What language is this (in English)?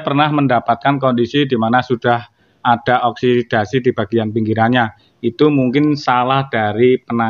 Indonesian